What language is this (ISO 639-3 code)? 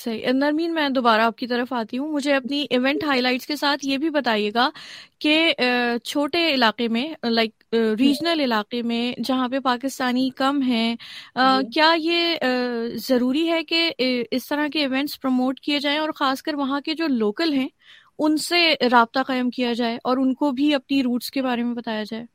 urd